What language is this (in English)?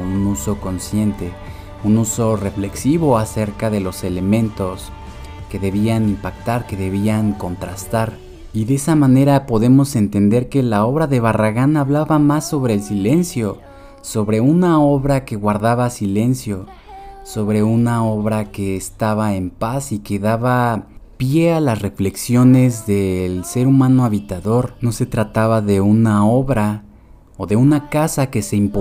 Spanish